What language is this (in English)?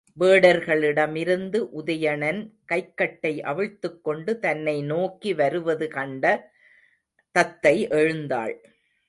Tamil